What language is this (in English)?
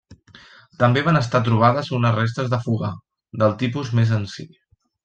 Catalan